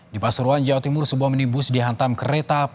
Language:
Indonesian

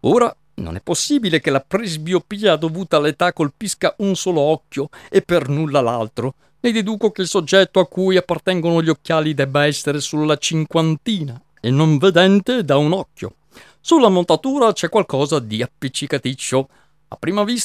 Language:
Italian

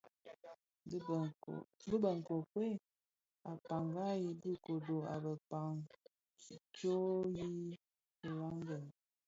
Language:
Bafia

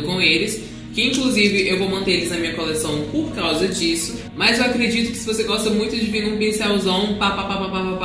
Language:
Portuguese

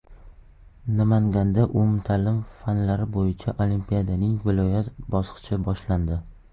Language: Uzbek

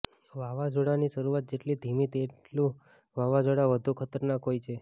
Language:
Gujarati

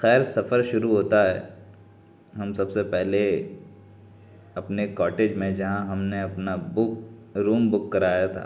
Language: Urdu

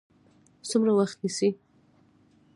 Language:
Pashto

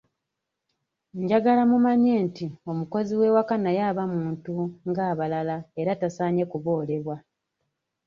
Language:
Ganda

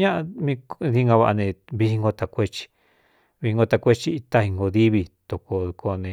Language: Cuyamecalco Mixtec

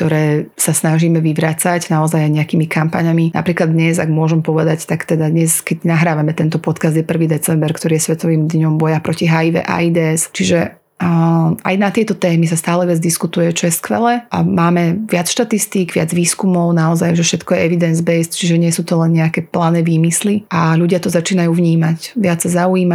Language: Slovak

